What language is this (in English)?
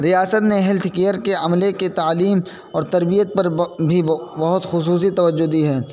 Urdu